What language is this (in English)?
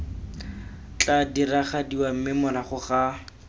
Tswana